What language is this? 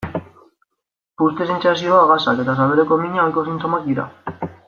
Basque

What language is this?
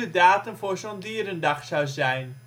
Dutch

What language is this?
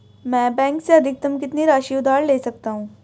Hindi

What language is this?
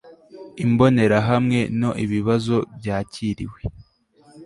Kinyarwanda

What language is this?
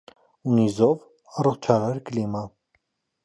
Armenian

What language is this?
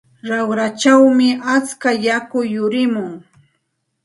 Santa Ana de Tusi Pasco Quechua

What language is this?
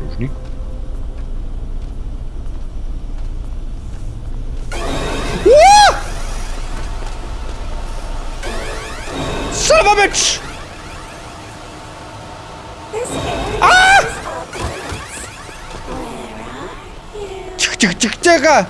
Russian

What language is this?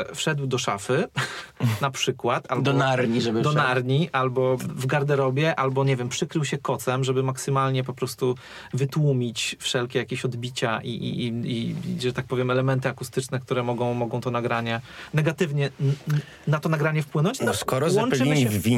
Polish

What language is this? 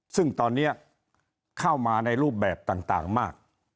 Thai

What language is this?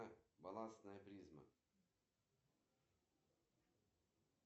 Russian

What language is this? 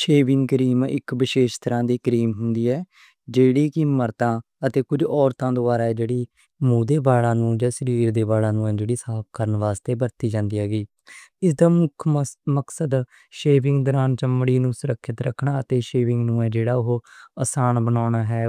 Western Panjabi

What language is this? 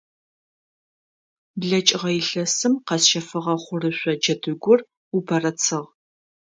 Adyghe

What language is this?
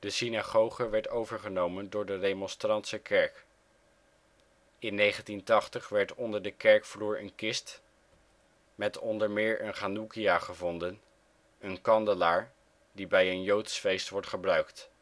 Dutch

